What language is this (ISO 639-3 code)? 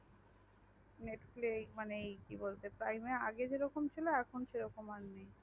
ben